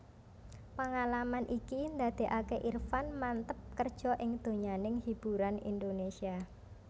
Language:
Javanese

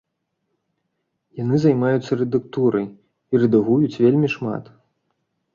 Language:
Belarusian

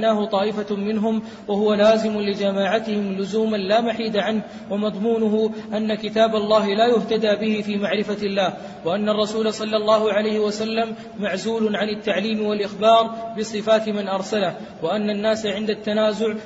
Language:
Arabic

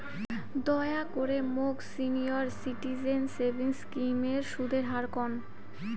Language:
Bangla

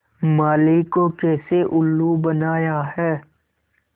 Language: Hindi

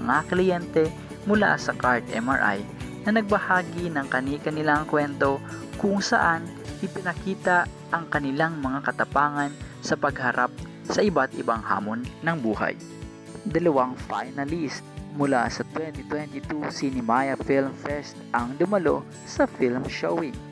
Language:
Filipino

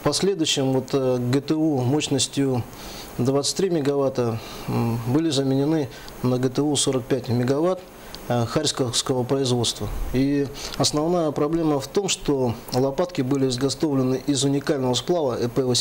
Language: Russian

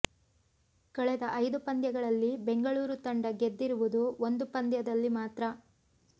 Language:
Kannada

